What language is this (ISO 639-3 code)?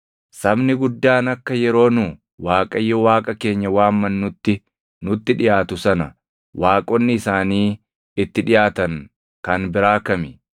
orm